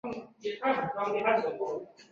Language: Chinese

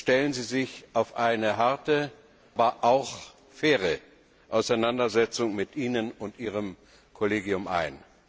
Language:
German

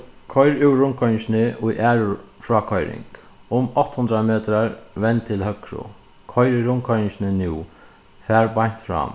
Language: Faroese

